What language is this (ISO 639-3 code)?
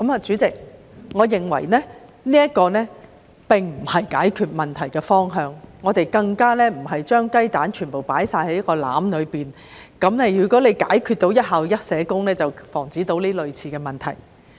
yue